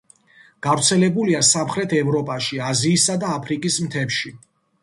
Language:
Georgian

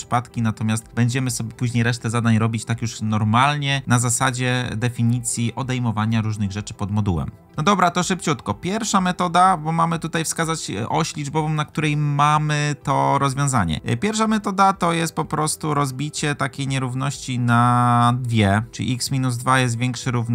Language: Polish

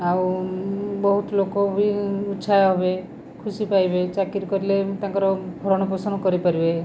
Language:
Odia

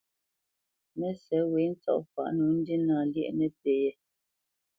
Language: Bamenyam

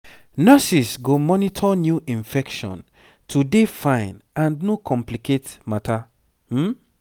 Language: Nigerian Pidgin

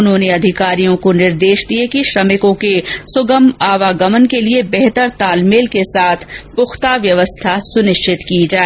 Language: Hindi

